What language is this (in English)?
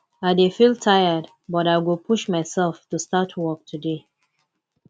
Nigerian Pidgin